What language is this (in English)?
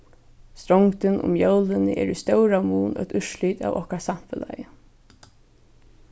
Faroese